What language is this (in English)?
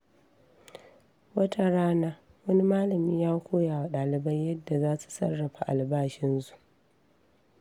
Hausa